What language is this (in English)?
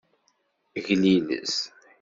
Kabyle